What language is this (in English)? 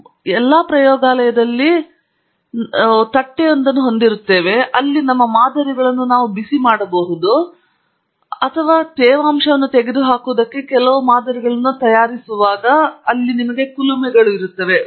Kannada